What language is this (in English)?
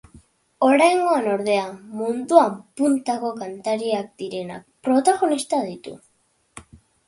Basque